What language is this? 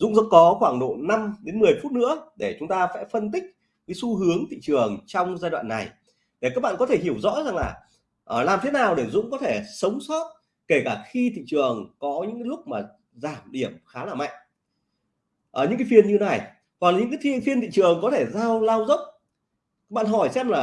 Vietnamese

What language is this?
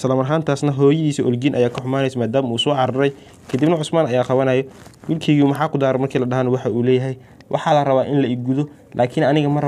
Arabic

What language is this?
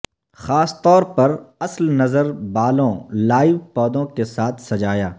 Urdu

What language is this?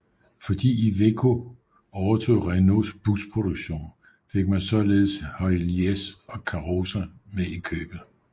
Danish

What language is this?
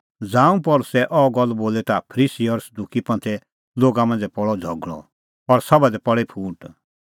Kullu Pahari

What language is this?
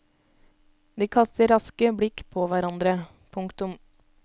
Norwegian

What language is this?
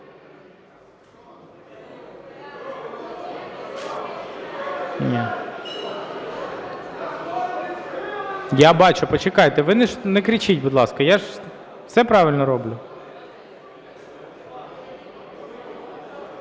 Ukrainian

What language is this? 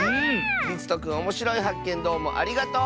Japanese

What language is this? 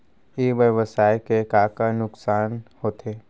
Chhattisgarhi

